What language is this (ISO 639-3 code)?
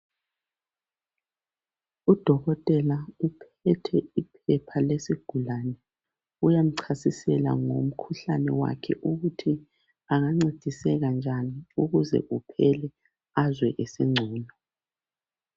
nde